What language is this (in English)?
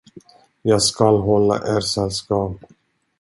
Swedish